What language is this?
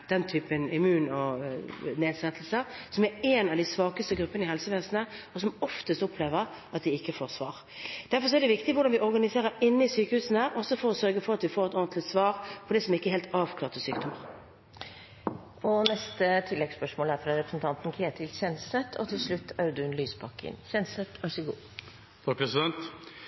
Norwegian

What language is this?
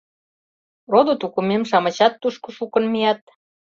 Mari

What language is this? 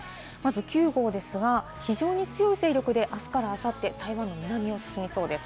Japanese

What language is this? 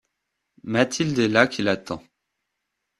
French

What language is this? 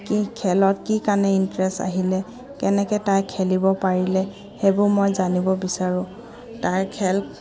Assamese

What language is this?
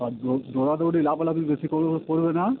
Bangla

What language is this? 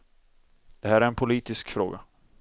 Swedish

